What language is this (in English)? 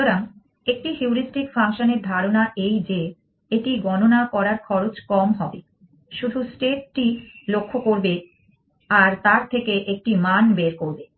Bangla